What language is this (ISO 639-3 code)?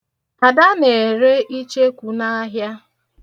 ibo